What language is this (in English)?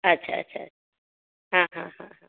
Maithili